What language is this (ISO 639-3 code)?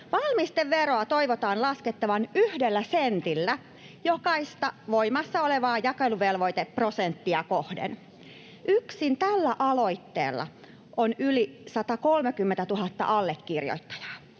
fin